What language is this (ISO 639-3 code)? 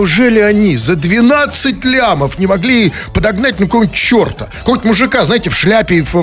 rus